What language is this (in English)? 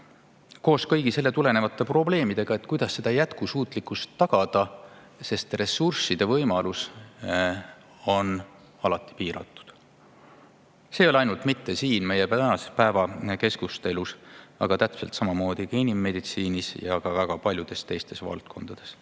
Estonian